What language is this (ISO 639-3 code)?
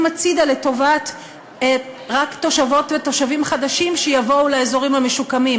heb